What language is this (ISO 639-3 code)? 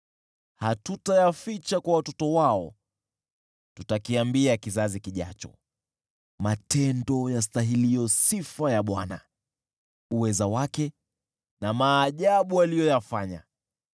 swa